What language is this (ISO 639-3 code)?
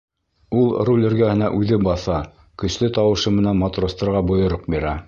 bak